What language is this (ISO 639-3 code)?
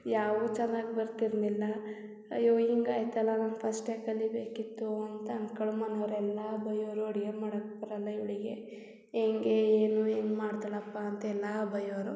kan